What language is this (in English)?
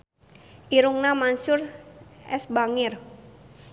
Sundanese